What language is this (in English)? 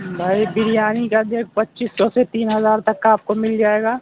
Urdu